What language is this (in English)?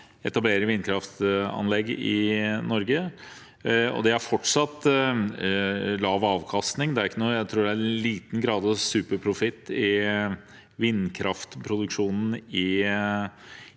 Norwegian